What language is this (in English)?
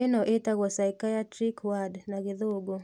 Kikuyu